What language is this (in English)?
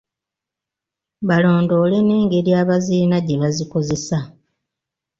Ganda